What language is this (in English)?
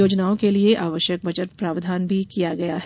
Hindi